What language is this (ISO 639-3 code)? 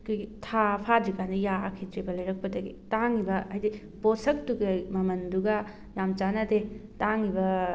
mni